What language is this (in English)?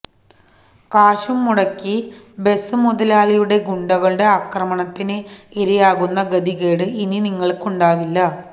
Malayalam